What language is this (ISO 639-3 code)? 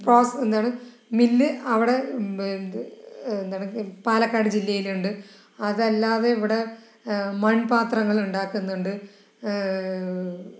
mal